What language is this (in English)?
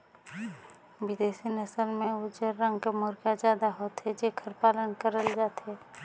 Chhattisgarhi